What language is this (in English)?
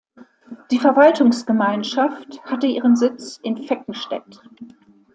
German